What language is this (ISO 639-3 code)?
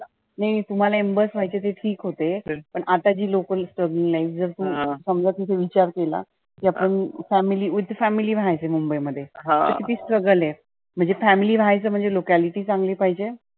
mar